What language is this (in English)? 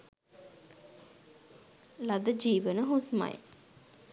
Sinhala